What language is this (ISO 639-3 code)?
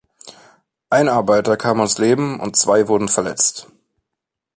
deu